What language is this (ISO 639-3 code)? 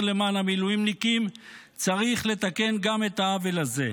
heb